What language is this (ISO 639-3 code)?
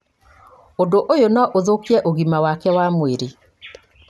kik